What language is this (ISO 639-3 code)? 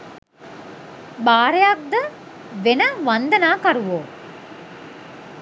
sin